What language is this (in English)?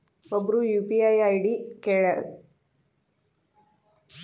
Kannada